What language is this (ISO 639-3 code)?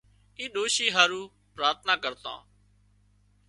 kxp